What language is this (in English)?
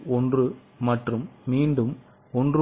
Tamil